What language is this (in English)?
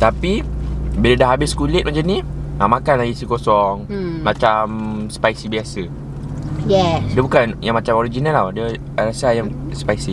Malay